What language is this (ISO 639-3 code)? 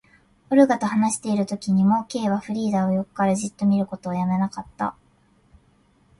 jpn